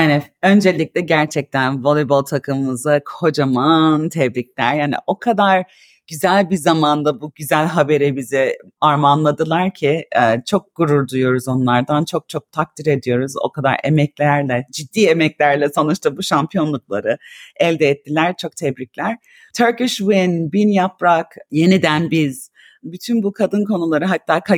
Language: Turkish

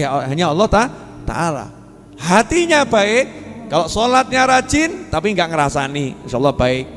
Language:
Indonesian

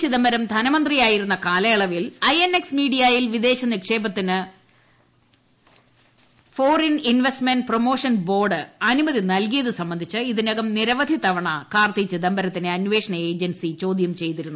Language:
Malayalam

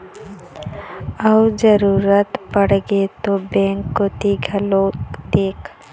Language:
Chhattisgarhi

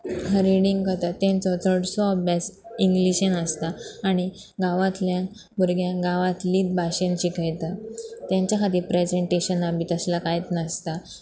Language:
Konkani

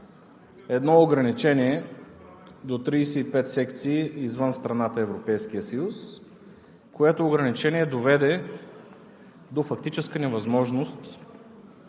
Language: Bulgarian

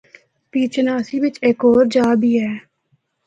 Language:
Northern Hindko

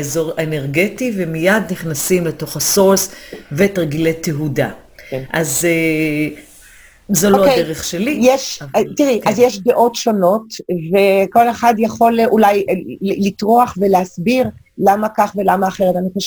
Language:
Hebrew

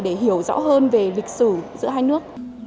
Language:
Vietnamese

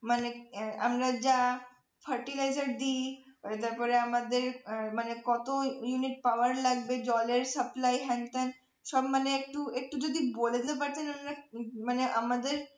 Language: Bangla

